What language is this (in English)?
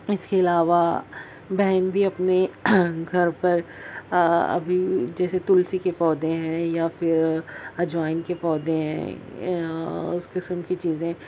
Urdu